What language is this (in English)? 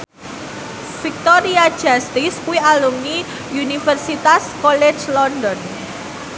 Javanese